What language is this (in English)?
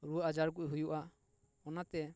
Santali